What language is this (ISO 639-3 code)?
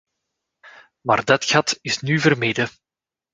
nld